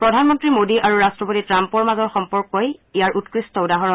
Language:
Assamese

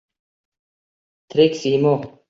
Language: Uzbek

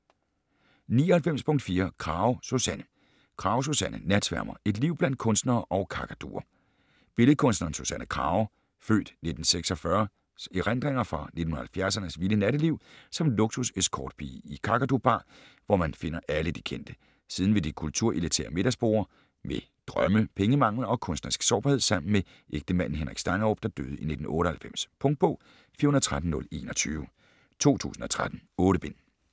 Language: Danish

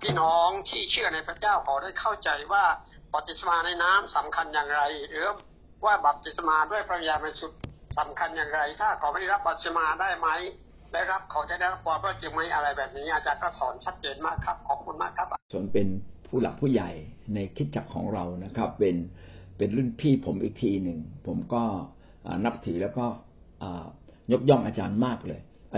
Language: Thai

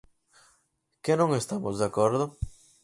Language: Galician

